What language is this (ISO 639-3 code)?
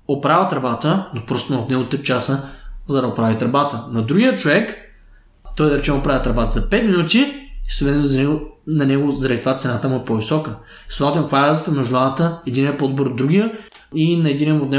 bul